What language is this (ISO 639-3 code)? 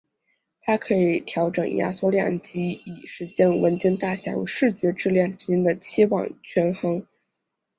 zho